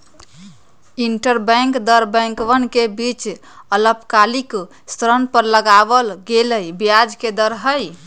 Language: Magahi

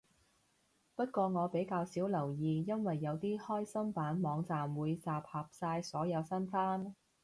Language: Cantonese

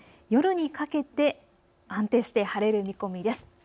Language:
Japanese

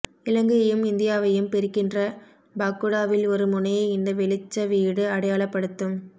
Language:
Tamil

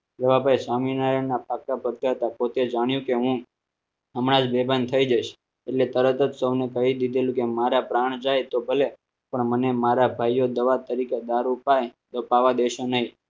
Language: Gujarati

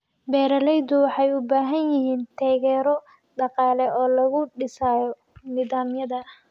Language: Somali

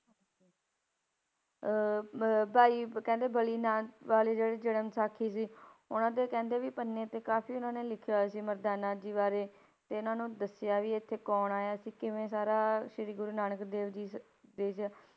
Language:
Punjabi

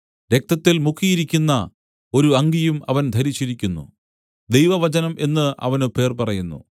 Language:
Malayalam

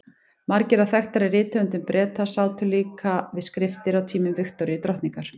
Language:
Icelandic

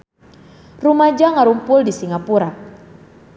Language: Sundanese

